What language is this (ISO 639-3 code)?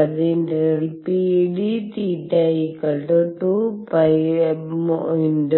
mal